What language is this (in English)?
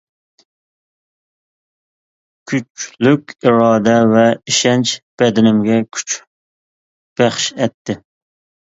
Uyghur